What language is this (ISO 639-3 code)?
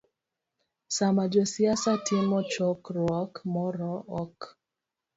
luo